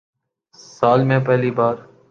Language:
Urdu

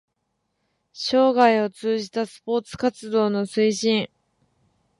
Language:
Japanese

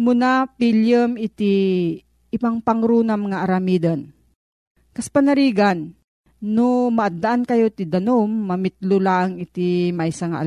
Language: Filipino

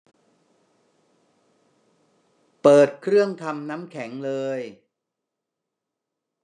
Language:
Thai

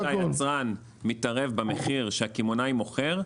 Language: Hebrew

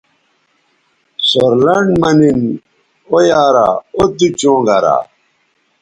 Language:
Bateri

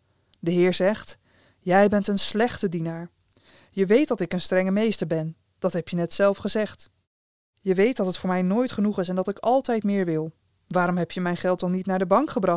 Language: Dutch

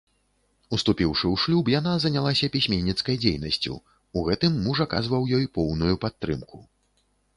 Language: Belarusian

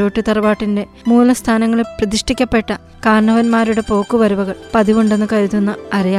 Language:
Malayalam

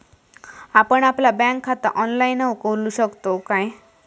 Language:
Marathi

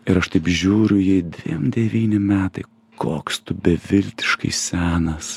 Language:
Lithuanian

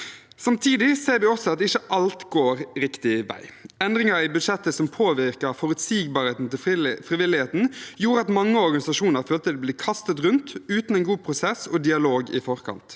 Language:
Norwegian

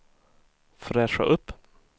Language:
Swedish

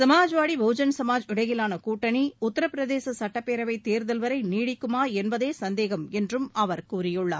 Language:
Tamil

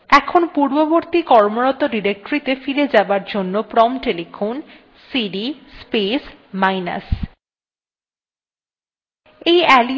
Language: Bangla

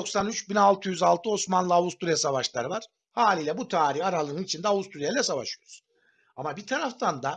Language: Turkish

